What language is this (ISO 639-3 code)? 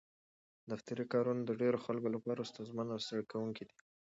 pus